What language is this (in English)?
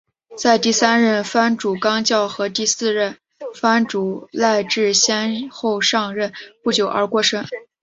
Chinese